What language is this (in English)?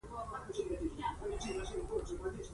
Pashto